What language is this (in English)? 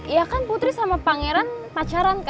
Indonesian